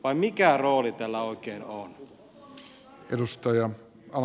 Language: Finnish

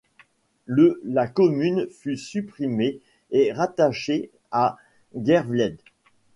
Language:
French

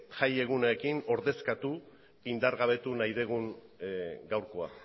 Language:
Basque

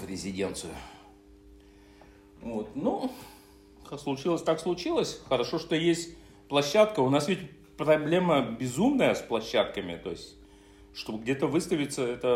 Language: Russian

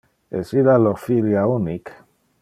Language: Interlingua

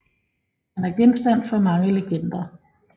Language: Danish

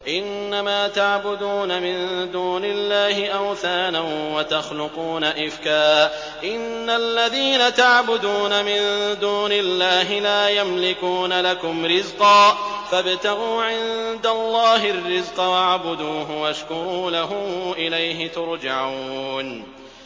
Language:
Arabic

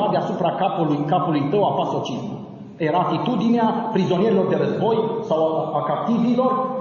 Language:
Romanian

